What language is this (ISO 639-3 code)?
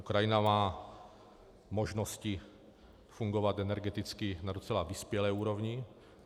ces